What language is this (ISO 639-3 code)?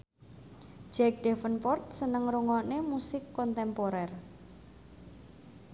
jav